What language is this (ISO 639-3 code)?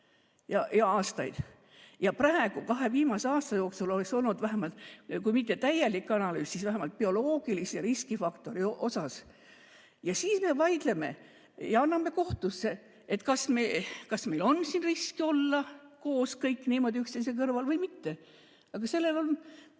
est